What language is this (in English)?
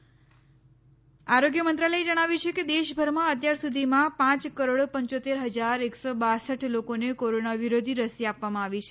Gujarati